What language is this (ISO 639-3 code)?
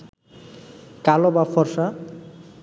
ben